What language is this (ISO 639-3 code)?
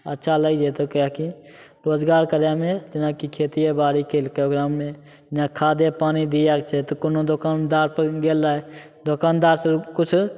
mai